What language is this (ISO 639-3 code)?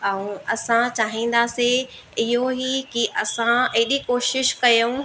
snd